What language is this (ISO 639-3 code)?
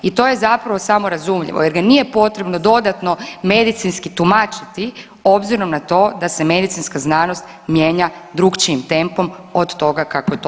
hrv